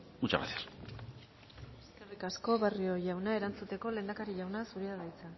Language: Basque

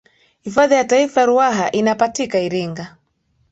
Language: Swahili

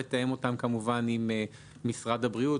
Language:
Hebrew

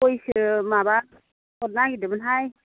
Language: Bodo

